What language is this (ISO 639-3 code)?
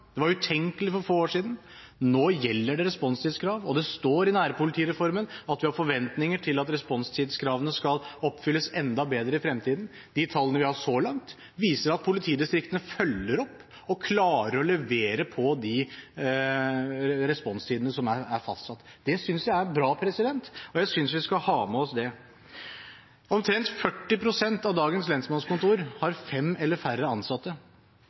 nob